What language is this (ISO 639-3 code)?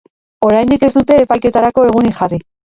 eus